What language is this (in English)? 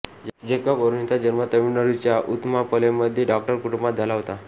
Marathi